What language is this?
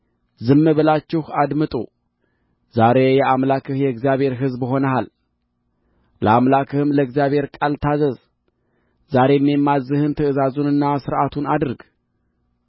Amharic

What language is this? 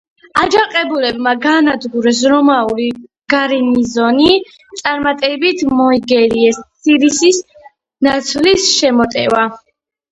Georgian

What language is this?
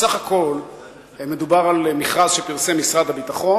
Hebrew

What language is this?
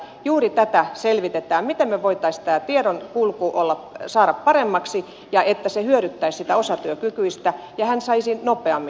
Finnish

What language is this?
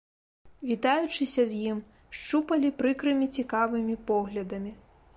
Belarusian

